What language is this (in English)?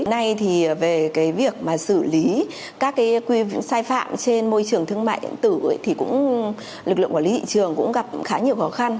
Vietnamese